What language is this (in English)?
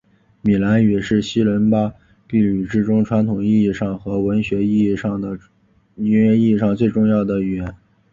Chinese